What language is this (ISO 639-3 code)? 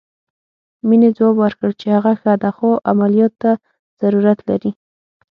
pus